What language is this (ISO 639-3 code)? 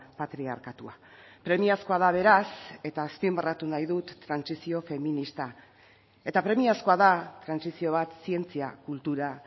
eus